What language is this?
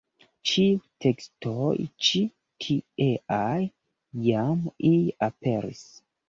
Esperanto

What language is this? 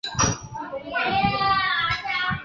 Chinese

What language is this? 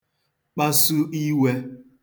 Igbo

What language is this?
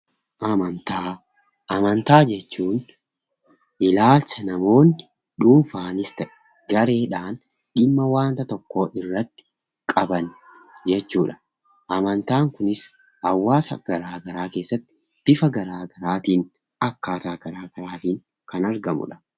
Oromo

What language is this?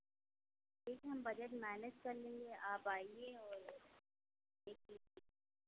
Hindi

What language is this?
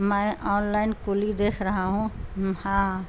Urdu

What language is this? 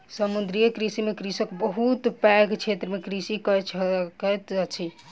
Maithili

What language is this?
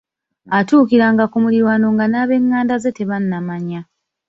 Ganda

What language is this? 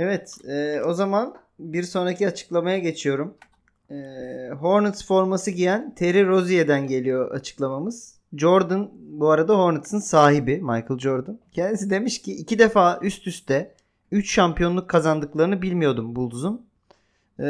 Turkish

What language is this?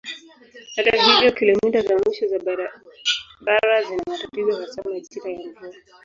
Swahili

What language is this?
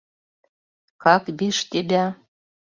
Mari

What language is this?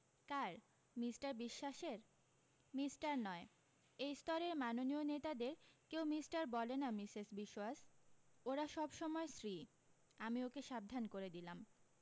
Bangla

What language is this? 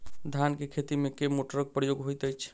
Maithili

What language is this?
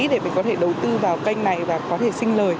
Vietnamese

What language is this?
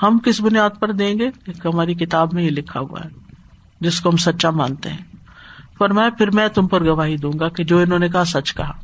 Urdu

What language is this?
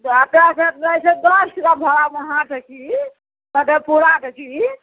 Maithili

